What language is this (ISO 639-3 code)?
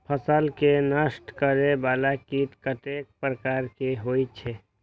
mai